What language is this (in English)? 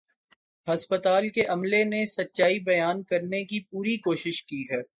Urdu